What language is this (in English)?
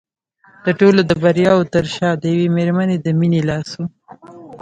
Pashto